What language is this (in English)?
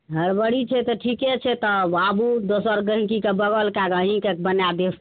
Maithili